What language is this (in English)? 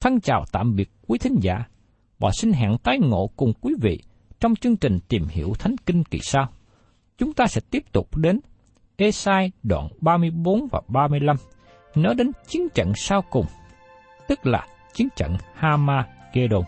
Vietnamese